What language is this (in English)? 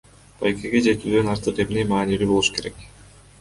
Kyrgyz